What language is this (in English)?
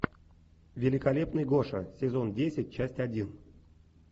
Russian